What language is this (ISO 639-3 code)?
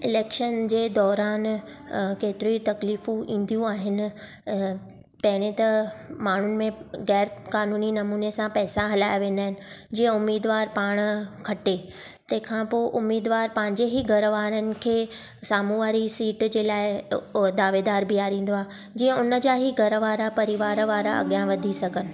snd